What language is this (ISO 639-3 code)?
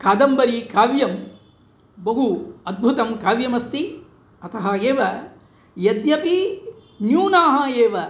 san